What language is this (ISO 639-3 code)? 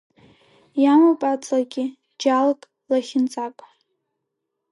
abk